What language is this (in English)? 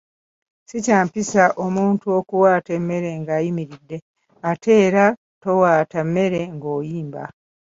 Ganda